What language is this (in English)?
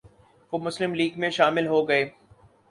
Urdu